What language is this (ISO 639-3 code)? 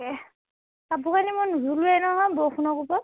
asm